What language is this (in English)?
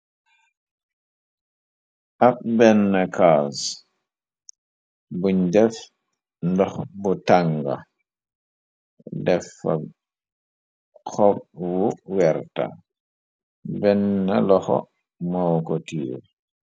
Wolof